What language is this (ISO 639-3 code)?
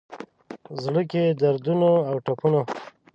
pus